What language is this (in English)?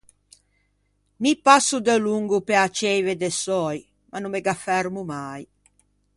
Ligurian